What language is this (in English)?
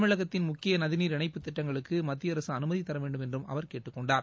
Tamil